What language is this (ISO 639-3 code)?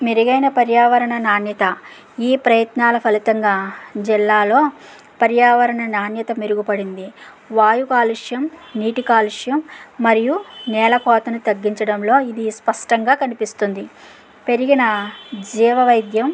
tel